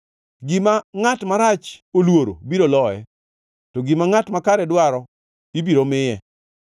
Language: Luo (Kenya and Tanzania)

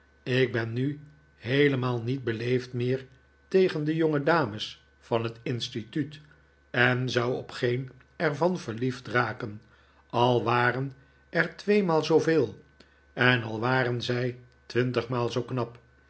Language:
Dutch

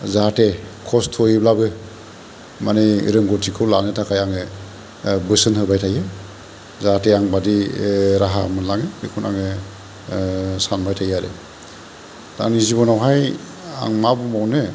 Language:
Bodo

